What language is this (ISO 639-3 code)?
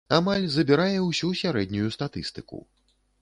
bel